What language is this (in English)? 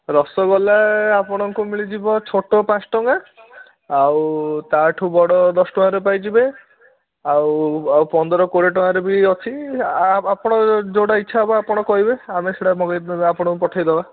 Odia